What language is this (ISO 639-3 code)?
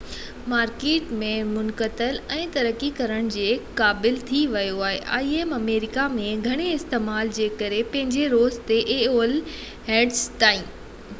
snd